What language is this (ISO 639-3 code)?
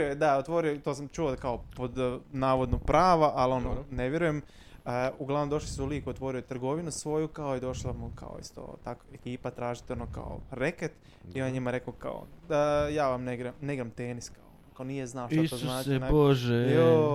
hrv